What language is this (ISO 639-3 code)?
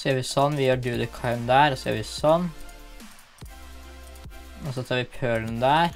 nor